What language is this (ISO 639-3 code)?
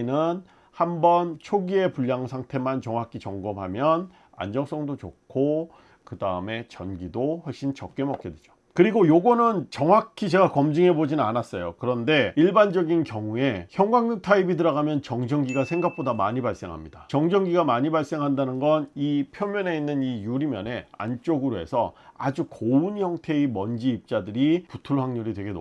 kor